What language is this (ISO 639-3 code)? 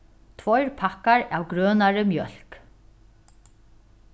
fao